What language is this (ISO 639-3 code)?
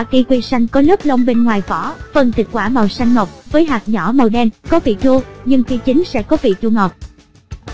vie